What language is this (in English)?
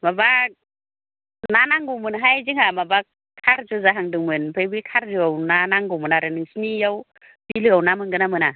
Bodo